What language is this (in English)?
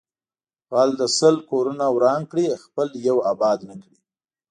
Pashto